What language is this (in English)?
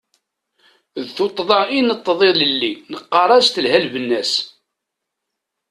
Kabyle